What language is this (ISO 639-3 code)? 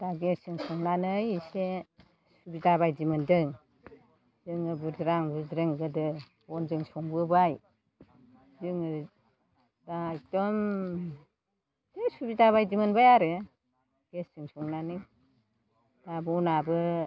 brx